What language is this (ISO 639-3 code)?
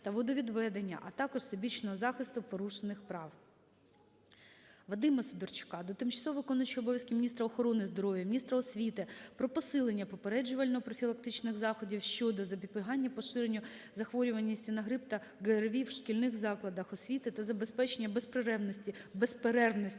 ukr